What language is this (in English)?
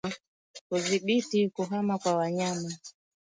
Swahili